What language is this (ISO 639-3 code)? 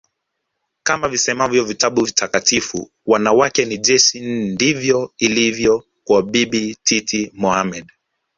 swa